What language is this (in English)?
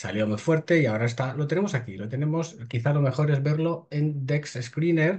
Spanish